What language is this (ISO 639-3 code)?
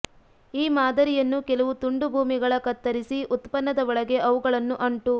kan